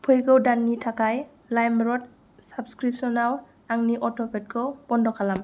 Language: Bodo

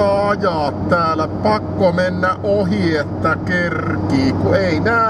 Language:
Finnish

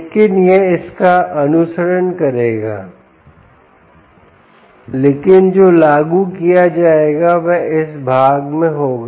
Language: Hindi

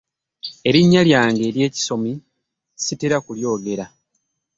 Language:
Ganda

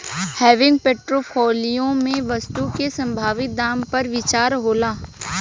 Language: Bhojpuri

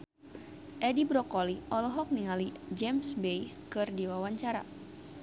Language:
Sundanese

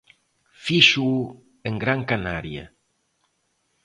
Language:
Galician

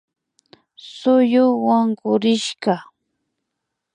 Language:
Imbabura Highland Quichua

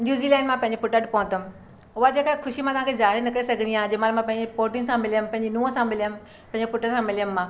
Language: Sindhi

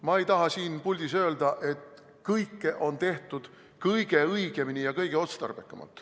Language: Estonian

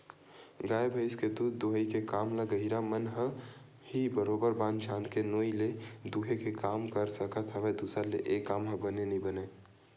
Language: Chhattisgarhi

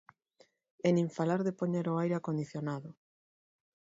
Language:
Galician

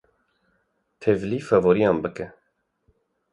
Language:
Kurdish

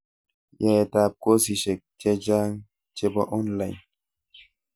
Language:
Kalenjin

